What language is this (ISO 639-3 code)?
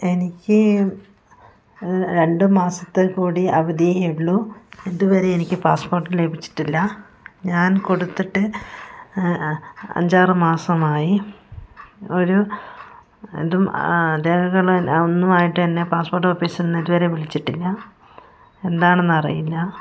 mal